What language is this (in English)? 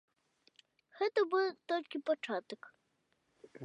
Belarusian